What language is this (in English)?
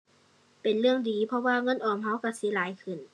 Thai